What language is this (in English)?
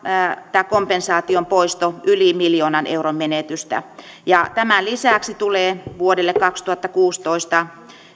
Finnish